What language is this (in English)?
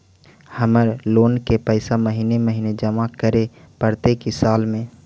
Magahi